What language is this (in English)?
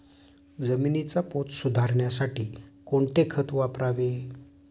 Marathi